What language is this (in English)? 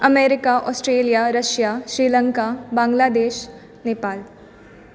Maithili